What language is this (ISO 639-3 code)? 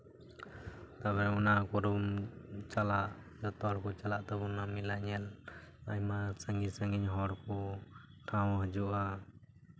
sat